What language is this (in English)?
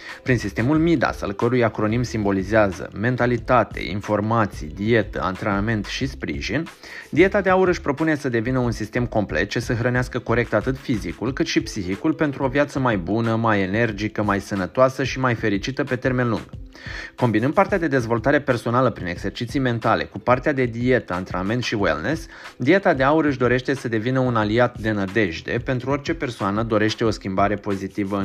Romanian